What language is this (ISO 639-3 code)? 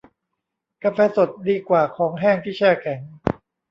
tha